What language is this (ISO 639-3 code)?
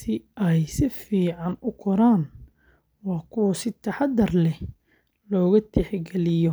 som